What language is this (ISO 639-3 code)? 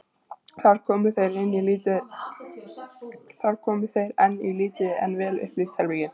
isl